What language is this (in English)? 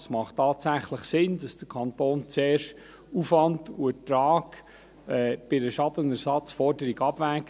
Swiss German